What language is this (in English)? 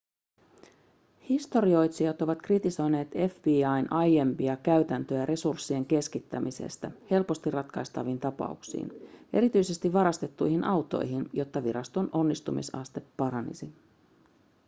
Finnish